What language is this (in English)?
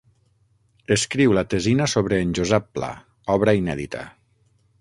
Catalan